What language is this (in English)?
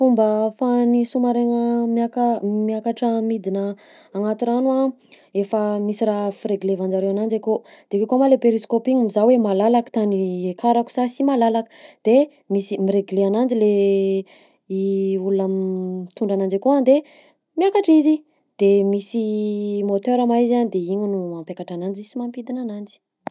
Southern Betsimisaraka Malagasy